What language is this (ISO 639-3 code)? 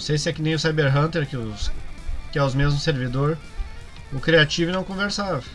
por